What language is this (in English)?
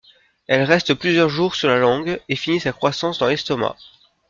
French